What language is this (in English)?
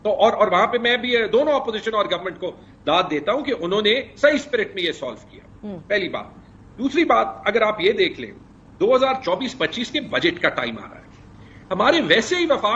Hindi